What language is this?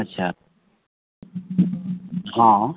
Maithili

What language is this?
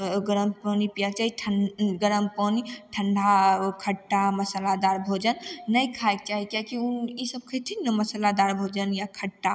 Maithili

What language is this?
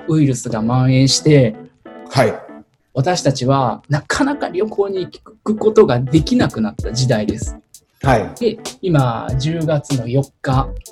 Japanese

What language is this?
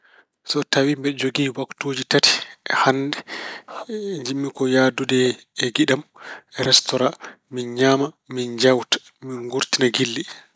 Fula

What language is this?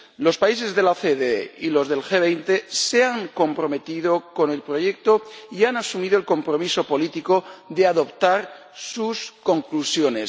Spanish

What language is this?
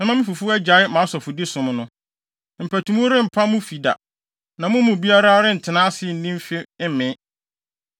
Akan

